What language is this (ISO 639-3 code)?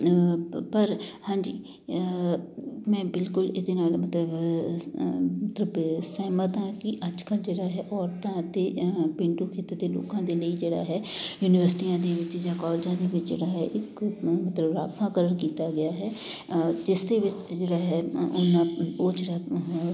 pan